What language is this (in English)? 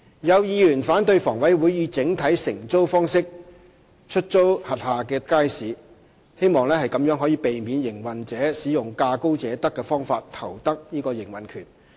Cantonese